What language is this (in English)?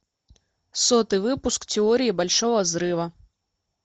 Russian